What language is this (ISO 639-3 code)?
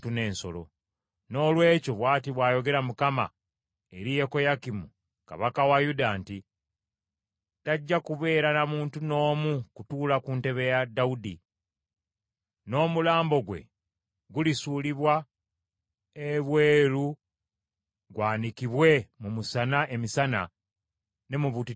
lug